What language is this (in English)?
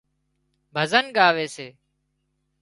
Wadiyara Koli